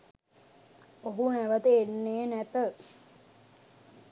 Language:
Sinhala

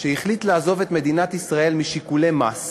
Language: Hebrew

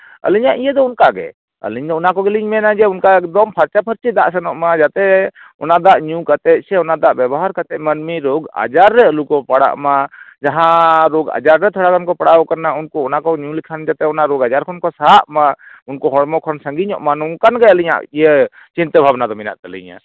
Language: Santali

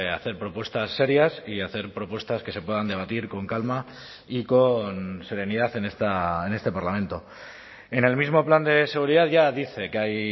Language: Spanish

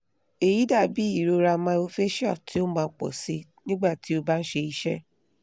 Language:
Yoruba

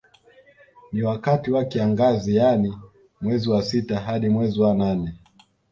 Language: Swahili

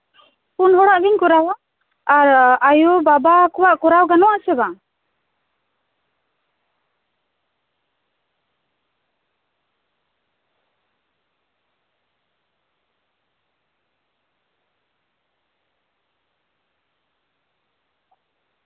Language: Santali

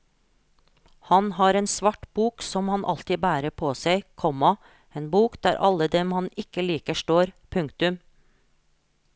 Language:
Norwegian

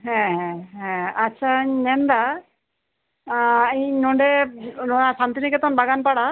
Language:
Santali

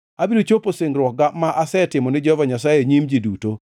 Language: Luo (Kenya and Tanzania)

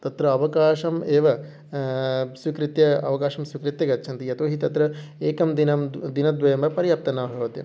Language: Sanskrit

